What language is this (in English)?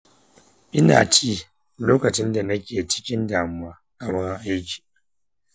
Hausa